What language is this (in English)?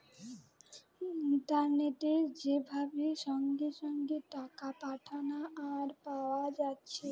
Bangla